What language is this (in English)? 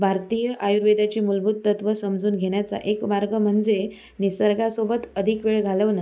Marathi